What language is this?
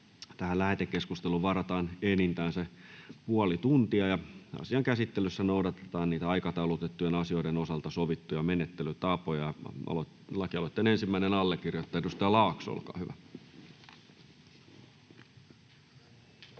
Finnish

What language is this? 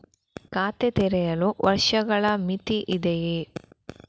Kannada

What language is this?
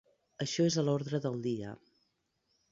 Catalan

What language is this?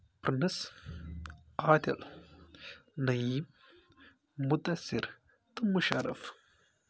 Kashmiri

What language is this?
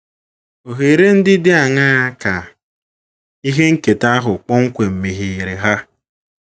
Igbo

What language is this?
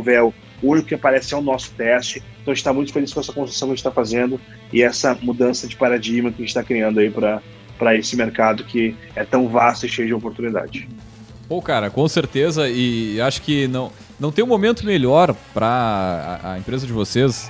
Portuguese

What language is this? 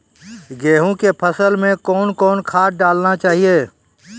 Maithili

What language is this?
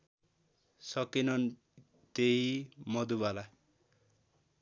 Nepali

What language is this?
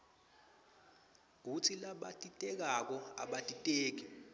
Swati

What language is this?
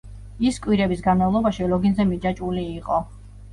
Georgian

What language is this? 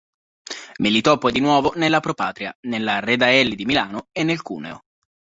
Italian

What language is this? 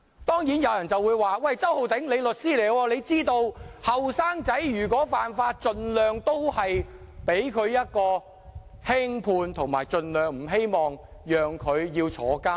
Cantonese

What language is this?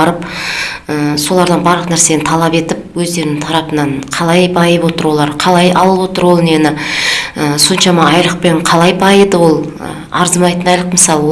Kazakh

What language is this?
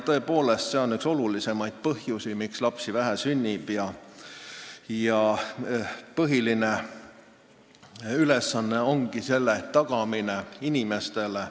Estonian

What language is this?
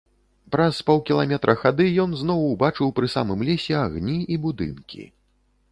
Belarusian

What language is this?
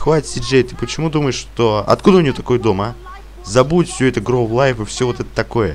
Russian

